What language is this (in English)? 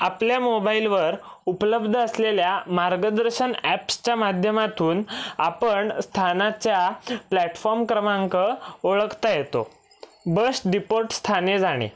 Marathi